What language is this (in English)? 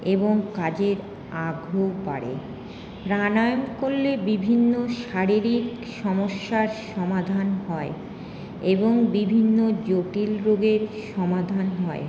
Bangla